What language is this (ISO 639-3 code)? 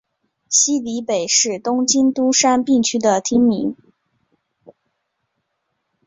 zho